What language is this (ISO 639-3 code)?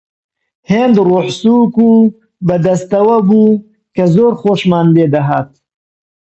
ckb